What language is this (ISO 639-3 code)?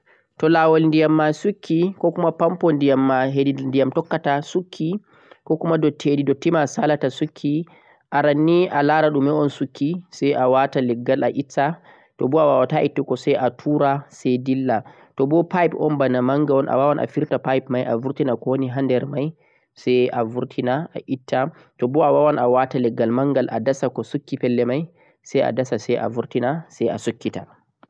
fuq